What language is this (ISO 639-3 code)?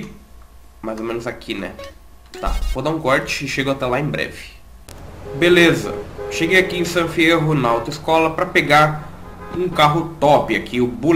por